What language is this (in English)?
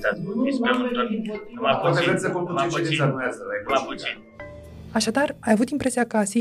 Romanian